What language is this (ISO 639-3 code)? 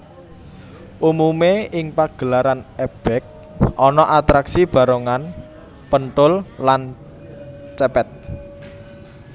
jav